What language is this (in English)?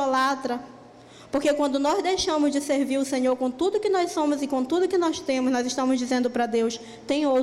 Portuguese